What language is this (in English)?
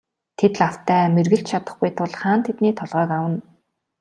Mongolian